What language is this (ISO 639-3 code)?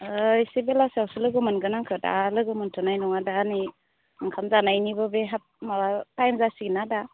brx